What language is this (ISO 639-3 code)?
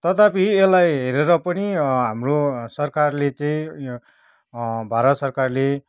nep